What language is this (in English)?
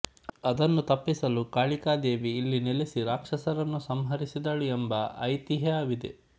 Kannada